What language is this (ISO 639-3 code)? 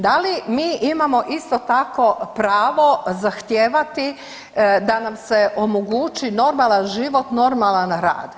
hrv